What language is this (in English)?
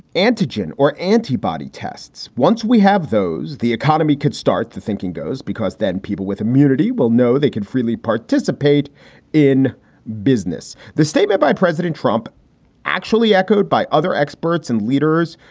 English